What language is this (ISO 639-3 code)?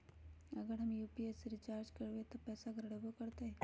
mag